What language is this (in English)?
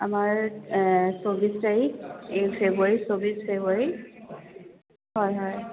Assamese